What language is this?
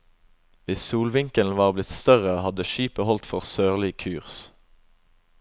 Norwegian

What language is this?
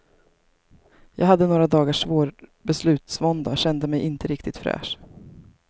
Swedish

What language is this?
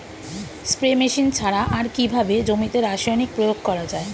Bangla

